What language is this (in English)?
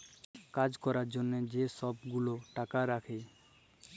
Bangla